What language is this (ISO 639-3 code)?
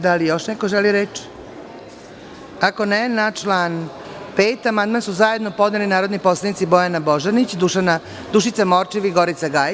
srp